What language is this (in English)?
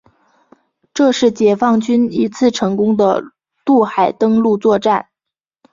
Chinese